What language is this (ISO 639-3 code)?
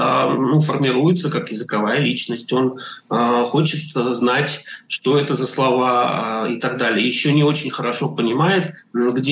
rus